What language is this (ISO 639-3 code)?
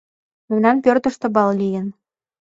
chm